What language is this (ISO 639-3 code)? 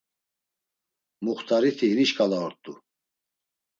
lzz